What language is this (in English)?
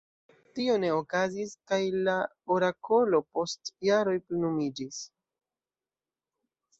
Esperanto